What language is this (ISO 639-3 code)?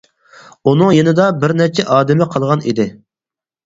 uig